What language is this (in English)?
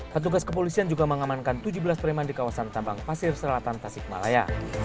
Indonesian